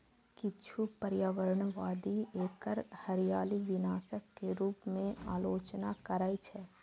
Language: Maithili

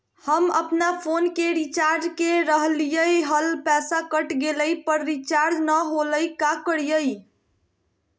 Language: Magahi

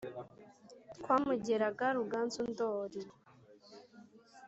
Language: Kinyarwanda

